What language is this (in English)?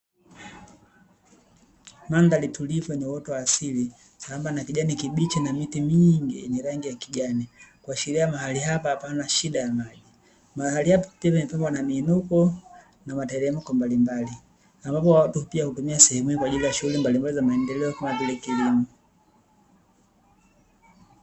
Swahili